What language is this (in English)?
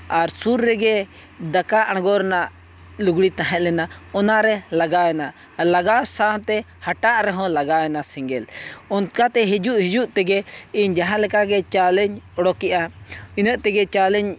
Santali